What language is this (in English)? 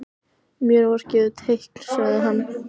Icelandic